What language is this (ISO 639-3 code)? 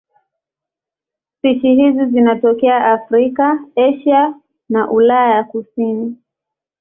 swa